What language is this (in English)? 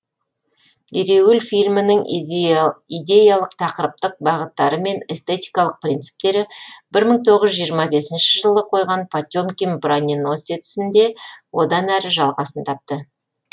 Kazakh